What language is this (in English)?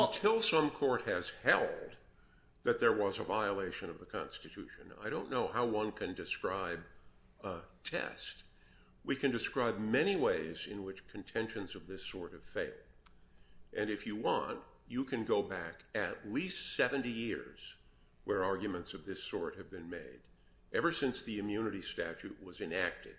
English